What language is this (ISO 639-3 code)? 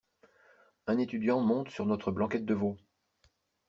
fra